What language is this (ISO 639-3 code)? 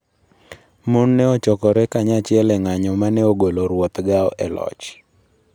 luo